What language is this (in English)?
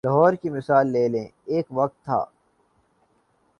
Urdu